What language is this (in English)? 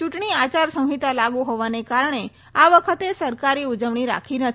Gujarati